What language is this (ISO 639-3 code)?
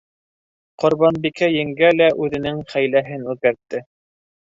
bak